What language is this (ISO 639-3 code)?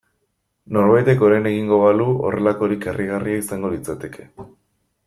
eus